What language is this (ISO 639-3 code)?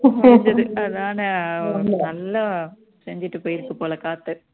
tam